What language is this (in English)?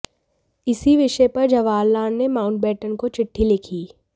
Hindi